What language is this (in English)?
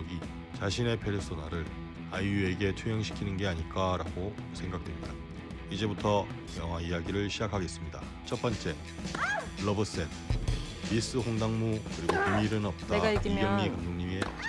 Korean